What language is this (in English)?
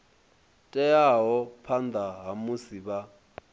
Venda